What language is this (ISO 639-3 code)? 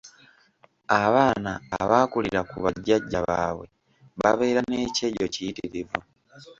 lug